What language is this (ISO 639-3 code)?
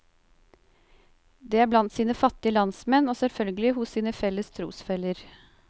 nor